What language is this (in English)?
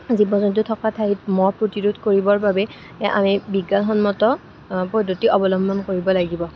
Assamese